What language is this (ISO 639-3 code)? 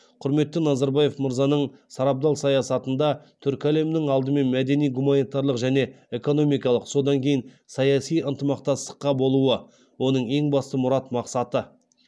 kaz